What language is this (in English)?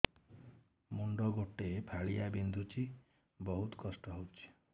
Odia